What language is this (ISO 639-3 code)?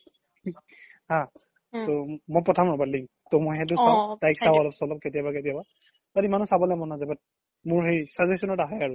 asm